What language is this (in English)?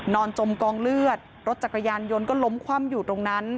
Thai